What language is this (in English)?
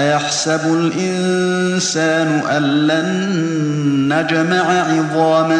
Arabic